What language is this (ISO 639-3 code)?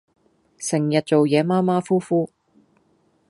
yue